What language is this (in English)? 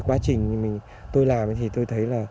Vietnamese